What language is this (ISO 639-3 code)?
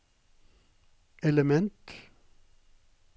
nor